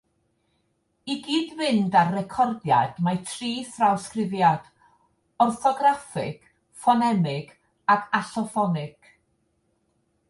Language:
Welsh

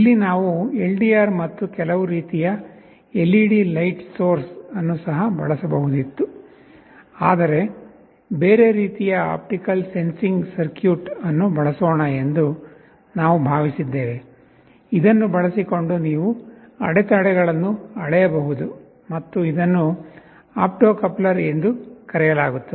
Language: Kannada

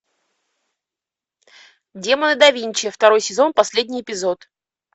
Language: Russian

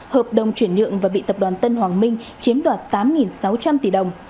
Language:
Vietnamese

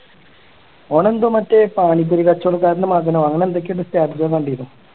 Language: Malayalam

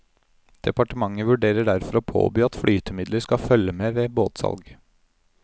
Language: Norwegian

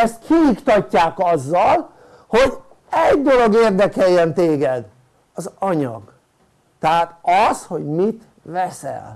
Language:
Hungarian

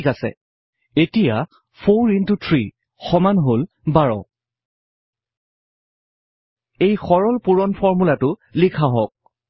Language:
Assamese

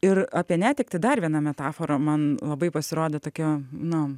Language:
Lithuanian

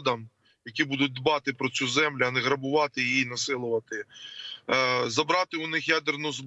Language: Ukrainian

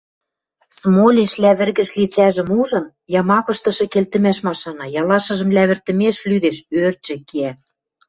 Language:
Western Mari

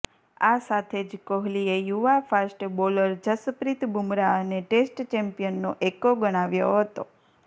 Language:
Gujarati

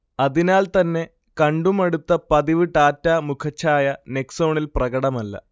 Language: Malayalam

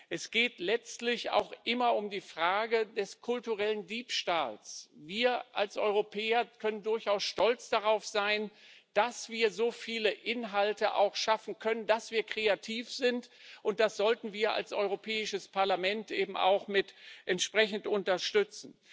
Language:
German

